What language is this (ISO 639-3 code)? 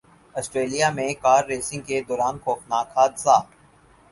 urd